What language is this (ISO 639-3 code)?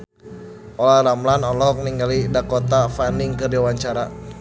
sun